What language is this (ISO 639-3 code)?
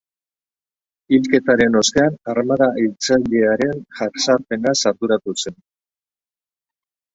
eus